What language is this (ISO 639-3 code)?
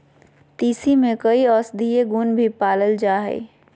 mag